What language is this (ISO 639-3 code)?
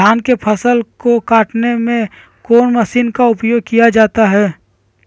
mag